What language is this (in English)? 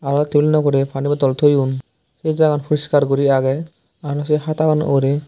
Chakma